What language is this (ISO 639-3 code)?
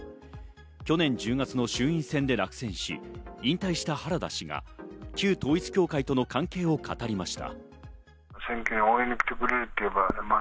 jpn